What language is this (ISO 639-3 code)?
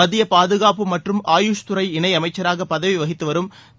tam